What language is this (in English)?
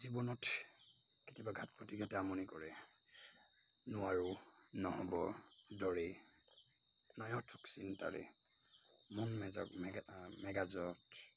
Assamese